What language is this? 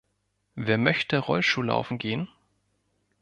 German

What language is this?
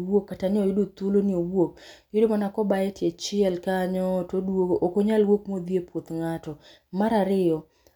Luo (Kenya and Tanzania)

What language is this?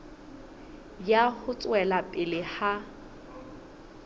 Southern Sotho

